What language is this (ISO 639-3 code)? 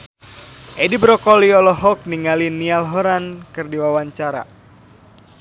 sun